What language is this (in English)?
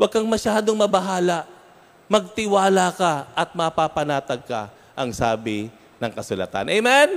Filipino